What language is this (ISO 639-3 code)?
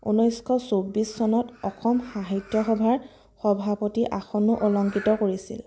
asm